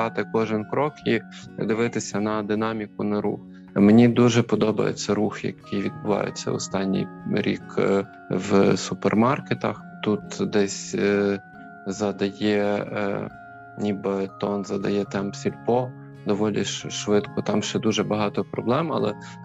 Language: Ukrainian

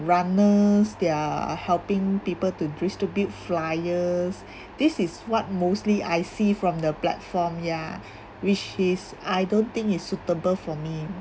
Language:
English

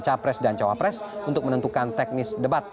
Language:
Indonesian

